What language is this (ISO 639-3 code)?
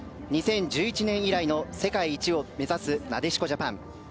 jpn